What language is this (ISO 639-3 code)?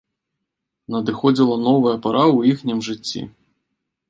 bel